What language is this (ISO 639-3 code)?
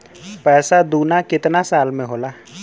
bho